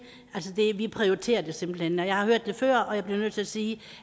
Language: Danish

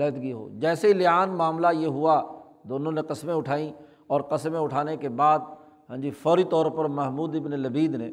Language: Urdu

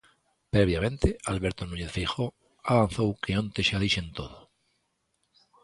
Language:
Galician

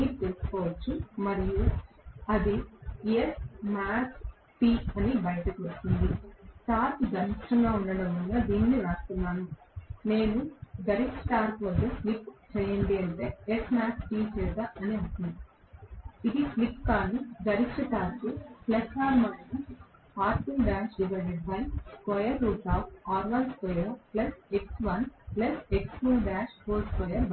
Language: Telugu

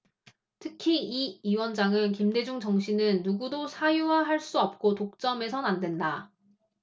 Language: Korean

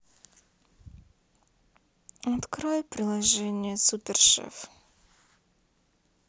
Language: Russian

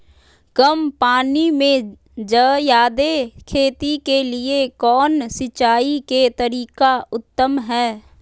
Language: Magahi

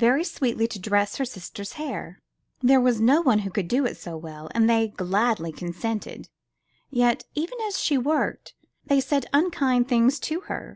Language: English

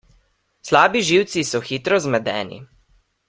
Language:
Slovenian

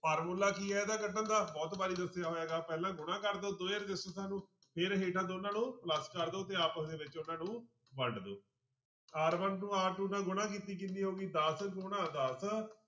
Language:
Punjabi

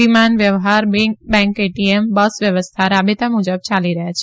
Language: Gujarati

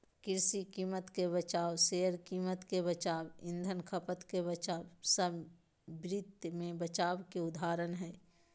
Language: Magahi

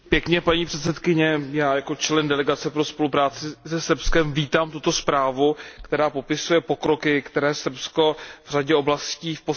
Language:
Czech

